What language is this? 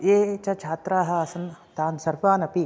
Sanskrit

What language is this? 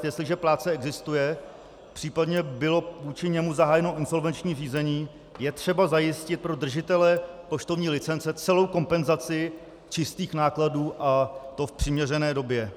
Czech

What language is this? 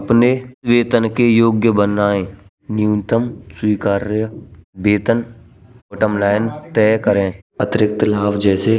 Braj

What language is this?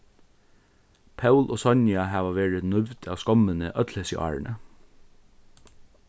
Faroese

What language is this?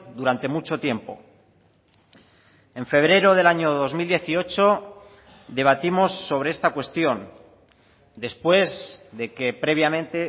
Spanish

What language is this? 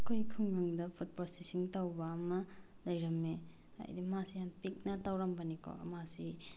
Manipuri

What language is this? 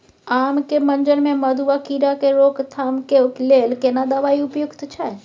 Maithili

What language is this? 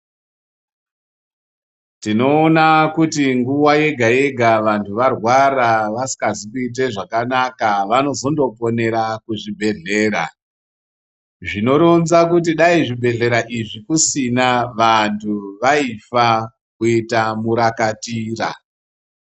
Ndau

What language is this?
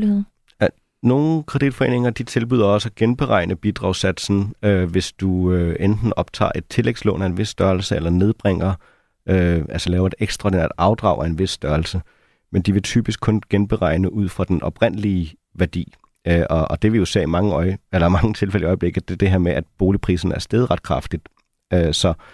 Danish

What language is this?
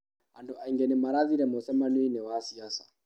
Kikuyu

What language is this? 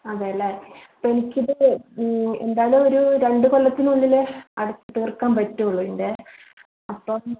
Malayalam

